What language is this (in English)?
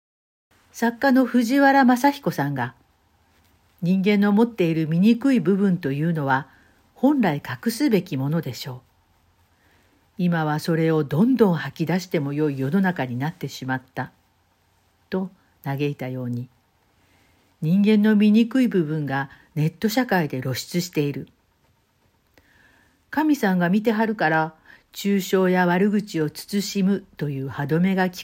Japanese